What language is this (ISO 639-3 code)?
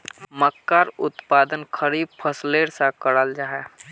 mag